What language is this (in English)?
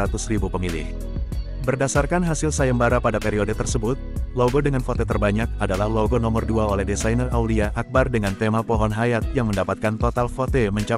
Indonesian